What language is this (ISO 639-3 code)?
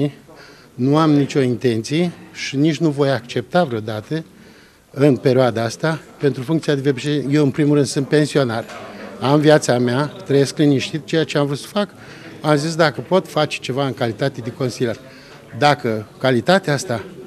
ron